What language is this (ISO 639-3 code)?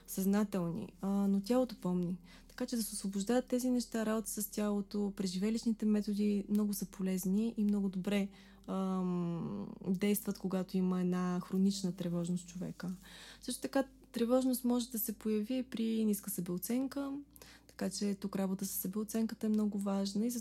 bul